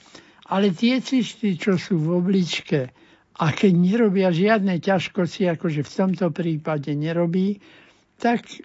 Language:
Slovak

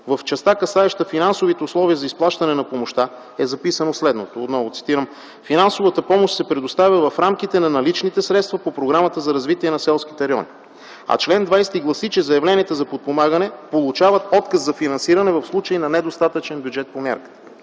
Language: Bulgarian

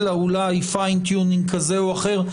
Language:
Hebrew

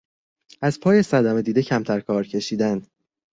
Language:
Persian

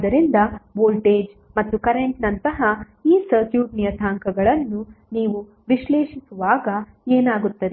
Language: Kannada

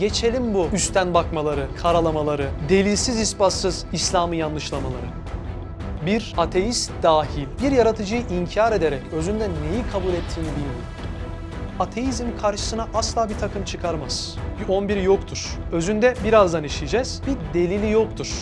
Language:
Turkish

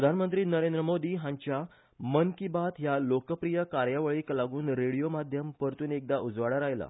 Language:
Konkani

